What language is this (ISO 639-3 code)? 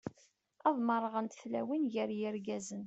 kab